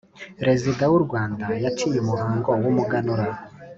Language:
Kinyarwanda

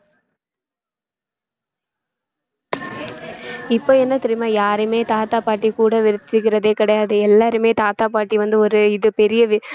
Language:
Tamil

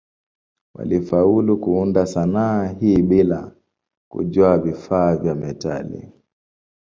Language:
Swahili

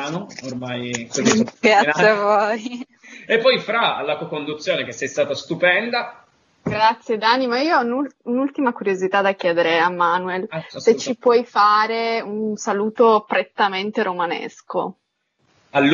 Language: Italian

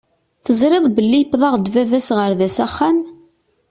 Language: Kabyle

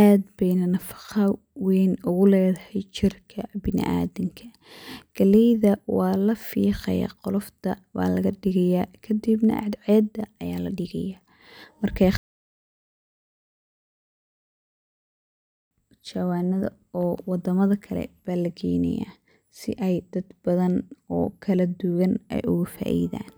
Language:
Somali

